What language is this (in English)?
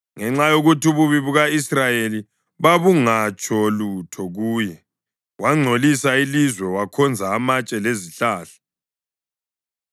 North Ndebele